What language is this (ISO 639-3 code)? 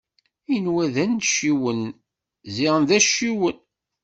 kab